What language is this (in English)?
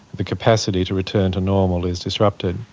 English